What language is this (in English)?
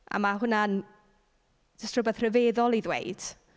Welsh